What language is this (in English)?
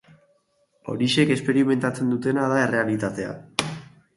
Basque